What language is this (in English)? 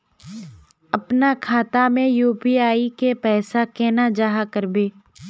Magahi